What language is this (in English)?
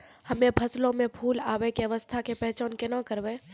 Maithili